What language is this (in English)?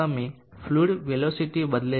Gujarati